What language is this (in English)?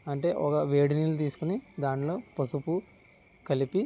Telugu